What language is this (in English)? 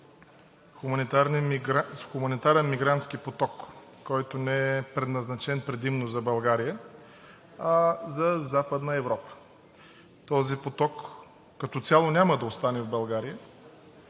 Bulgarian